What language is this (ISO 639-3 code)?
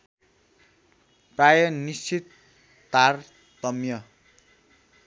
nep